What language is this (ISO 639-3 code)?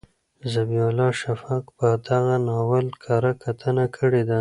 pus